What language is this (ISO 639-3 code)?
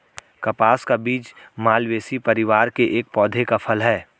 hin